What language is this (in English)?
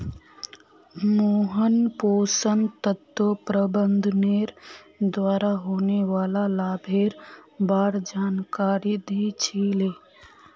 Magahi